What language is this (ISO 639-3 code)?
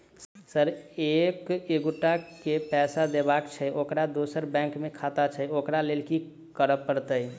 mai